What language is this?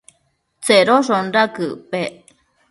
Matsés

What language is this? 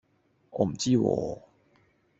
Cantonese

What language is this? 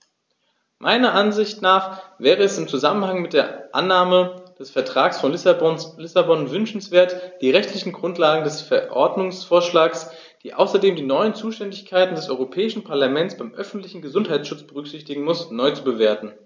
German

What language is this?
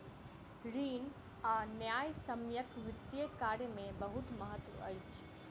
Maithili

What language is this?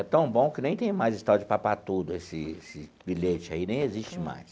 Portuguese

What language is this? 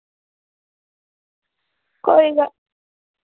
Dogri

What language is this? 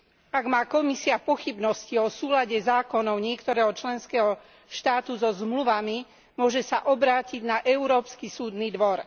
Slovak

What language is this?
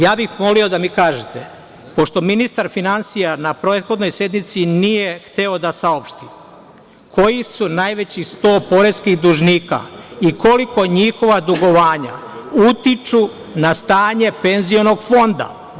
Serbian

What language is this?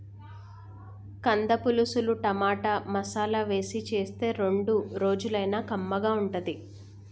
Telugu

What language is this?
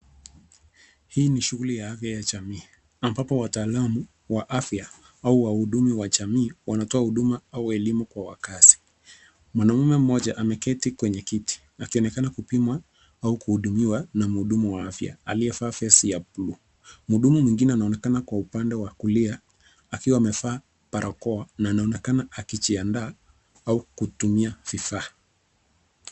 Swahili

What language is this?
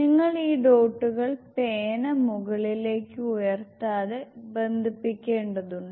Malayalam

